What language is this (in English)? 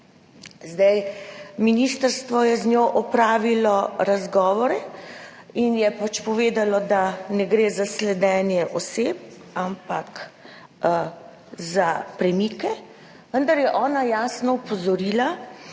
Slovenian